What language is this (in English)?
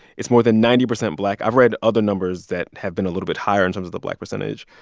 English